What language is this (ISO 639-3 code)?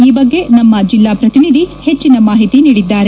kan